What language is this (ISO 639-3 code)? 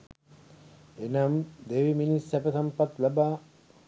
sin